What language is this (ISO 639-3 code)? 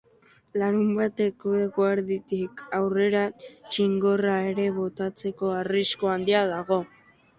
eus